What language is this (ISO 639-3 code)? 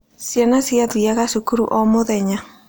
kik